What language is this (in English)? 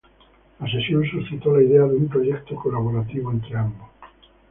Spanish